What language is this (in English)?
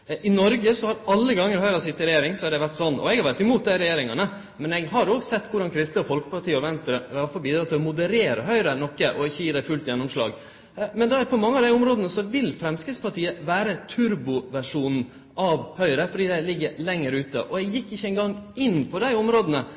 Norwegian Nynorsk